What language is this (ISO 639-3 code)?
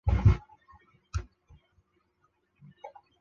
zho